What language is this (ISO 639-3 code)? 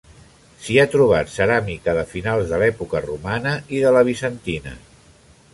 cat